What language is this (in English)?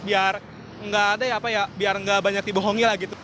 Indonesian